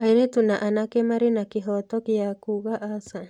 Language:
Kikuyu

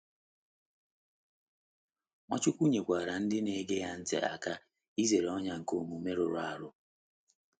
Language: Igbo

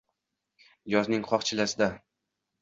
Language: Uzbek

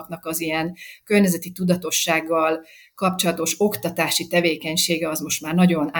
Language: Hungarian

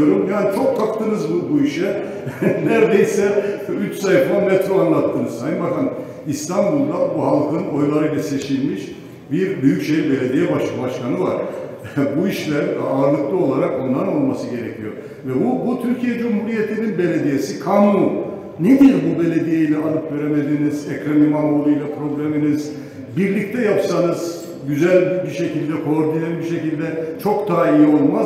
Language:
Turkish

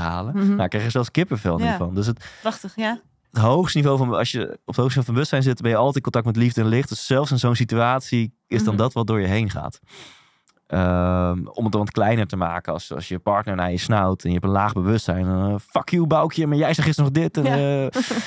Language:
Dutch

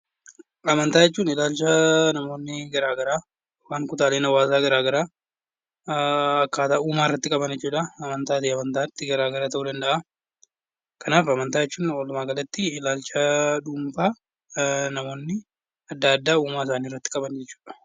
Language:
Oromo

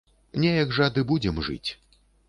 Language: Belarusian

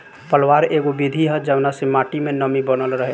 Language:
Bhojpuri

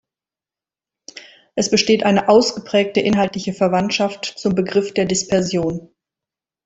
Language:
German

